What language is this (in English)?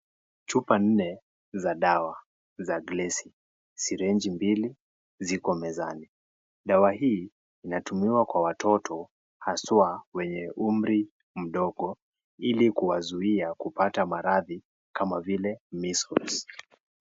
Swahili